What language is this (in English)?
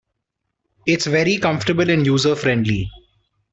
English